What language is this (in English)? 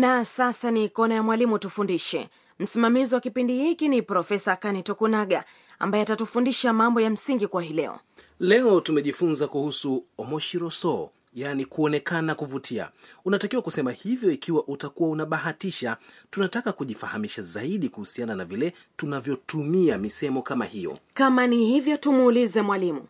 Swahili